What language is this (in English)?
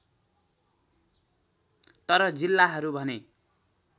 Nepali